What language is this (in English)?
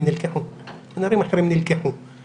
Hebrew